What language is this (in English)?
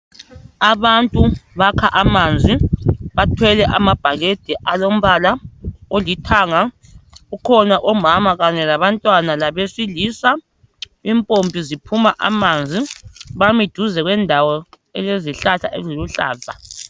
North Ndebele